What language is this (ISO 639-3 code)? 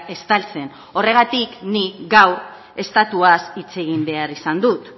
eus